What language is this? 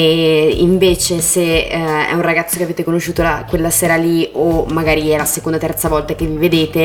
Italian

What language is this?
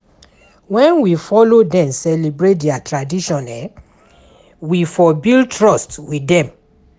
Nigerian Pidgin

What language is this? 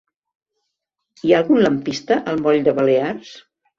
Catalan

